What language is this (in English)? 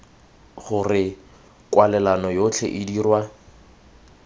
Tswana